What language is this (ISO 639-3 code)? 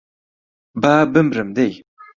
ckb